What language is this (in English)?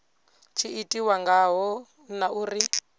Venda